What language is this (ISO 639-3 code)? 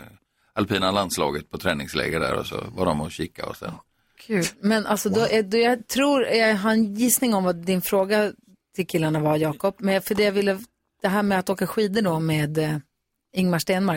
swe